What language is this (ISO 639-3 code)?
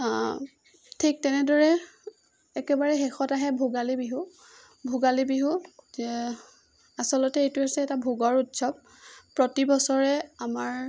asm